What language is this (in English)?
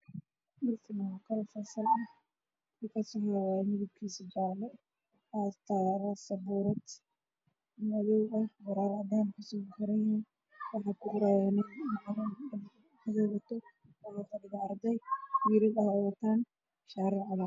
Somali